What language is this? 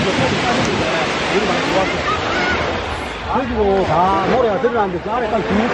Korean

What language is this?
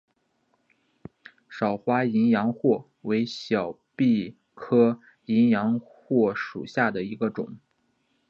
Chinese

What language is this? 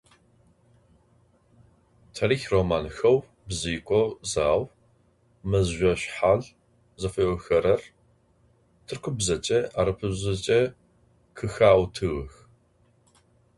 Adyghe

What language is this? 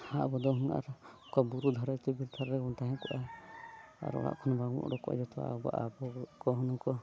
Santali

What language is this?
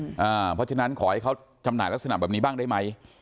Thai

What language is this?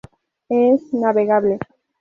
Spanish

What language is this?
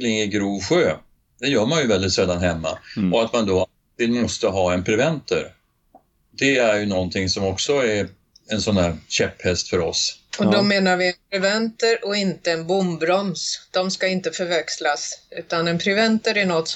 Swedish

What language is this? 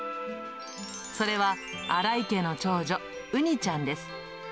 Japanese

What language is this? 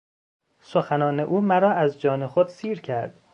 Persian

